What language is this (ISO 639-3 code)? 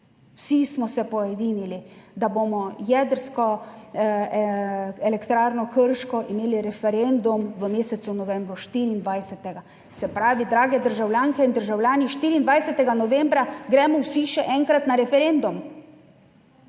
slv